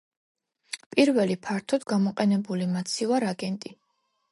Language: Georgian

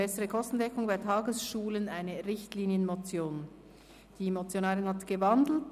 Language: Swiss German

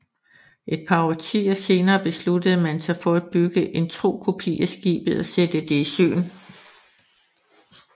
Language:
Danish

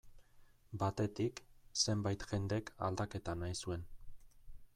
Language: Basque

